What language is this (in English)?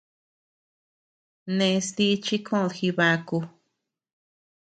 Tepeuxila Cuicatec